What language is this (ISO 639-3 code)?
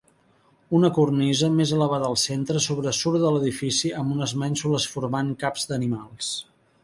cat